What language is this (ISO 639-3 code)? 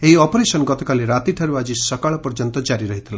ori